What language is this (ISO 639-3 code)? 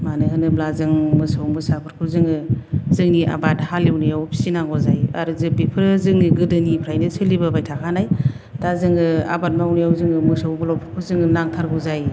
brx